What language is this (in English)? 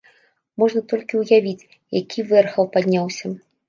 Belarusian